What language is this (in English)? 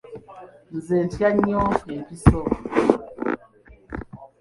Ganda